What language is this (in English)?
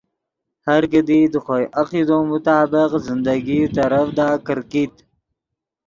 Yidgha